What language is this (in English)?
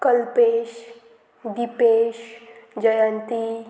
Konkani